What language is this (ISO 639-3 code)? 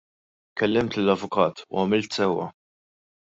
mlt